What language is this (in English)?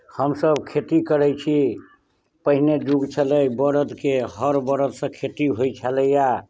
Maithili